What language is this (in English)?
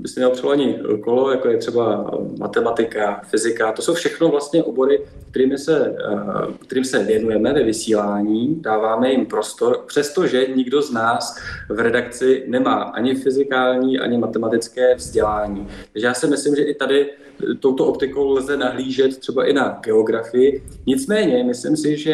Czech